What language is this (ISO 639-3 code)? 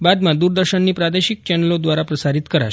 guj